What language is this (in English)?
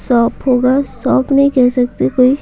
Hindi